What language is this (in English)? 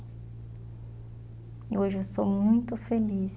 Portuguese